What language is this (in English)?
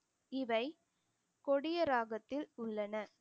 Tamil